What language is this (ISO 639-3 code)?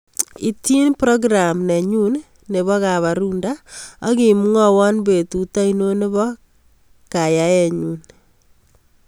kln